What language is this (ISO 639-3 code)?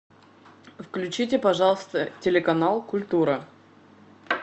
rus